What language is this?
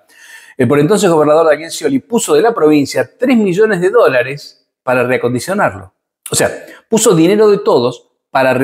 Spanish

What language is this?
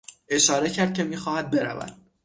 Persian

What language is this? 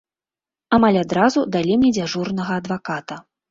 Belarusian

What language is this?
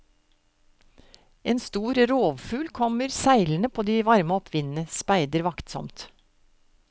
Norwegian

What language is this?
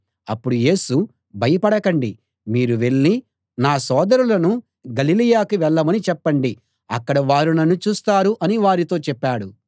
Telugu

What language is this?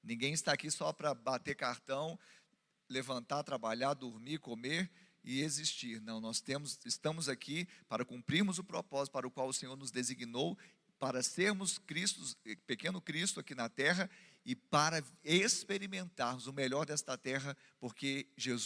Portuguese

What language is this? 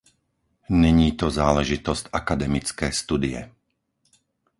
Czech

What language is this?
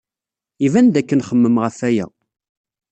Kabyle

